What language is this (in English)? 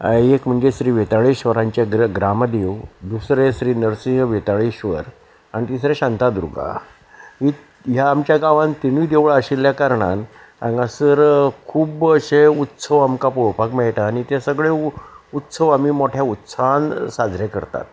Konkani